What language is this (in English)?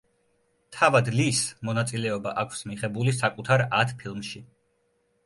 Georgian